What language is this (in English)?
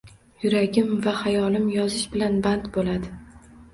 Uzbek